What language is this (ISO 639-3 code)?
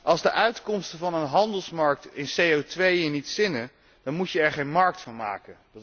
nld